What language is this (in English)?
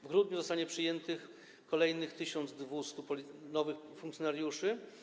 Polish